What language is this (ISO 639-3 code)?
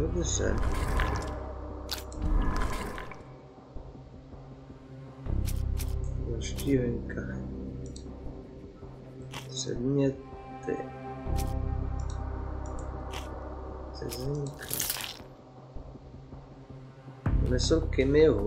ces